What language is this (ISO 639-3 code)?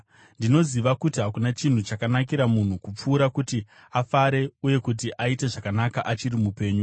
sna